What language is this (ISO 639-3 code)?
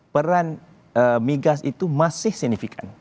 ind